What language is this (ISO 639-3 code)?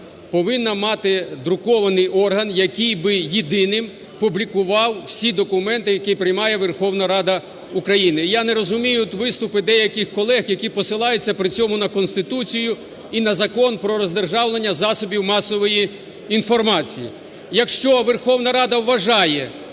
ukr